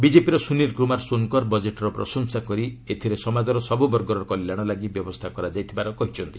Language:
Odia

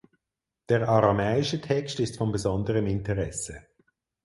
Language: German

